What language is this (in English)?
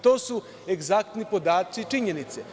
Serbian